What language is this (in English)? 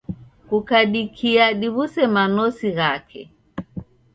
Taita